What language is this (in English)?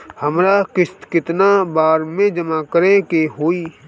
Bhojpuri